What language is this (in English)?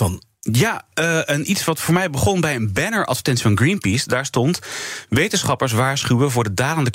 Dutch